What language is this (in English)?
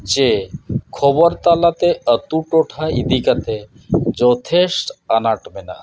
Santali